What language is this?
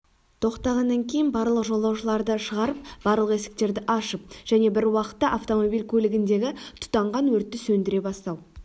Kazakh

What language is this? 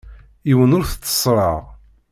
Kabyle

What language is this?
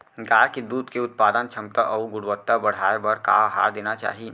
Chhattisgarhi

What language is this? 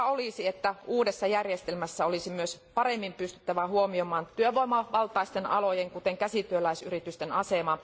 Finnish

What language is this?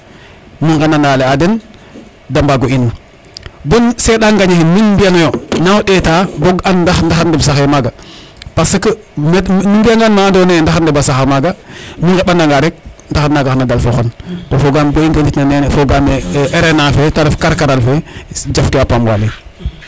Serer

